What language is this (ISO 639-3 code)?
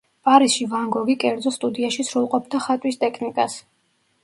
kat